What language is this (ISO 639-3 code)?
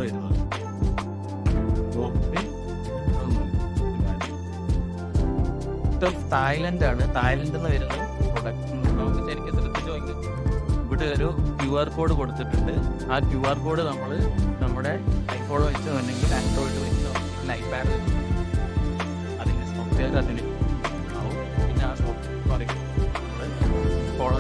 mal